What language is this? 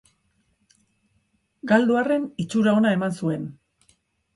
Basque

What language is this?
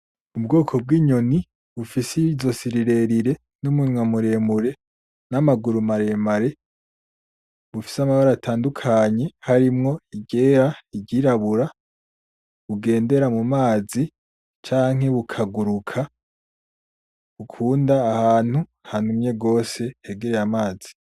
Rundi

